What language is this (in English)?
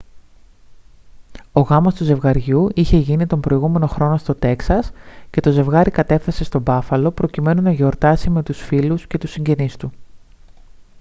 Greek